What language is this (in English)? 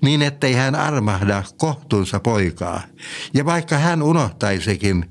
Finnish